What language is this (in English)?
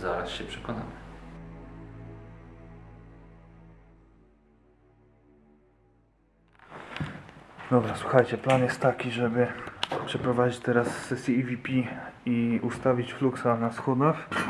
Polish